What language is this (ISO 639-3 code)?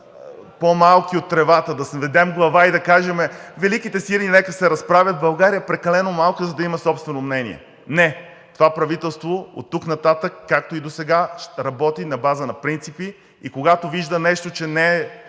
bul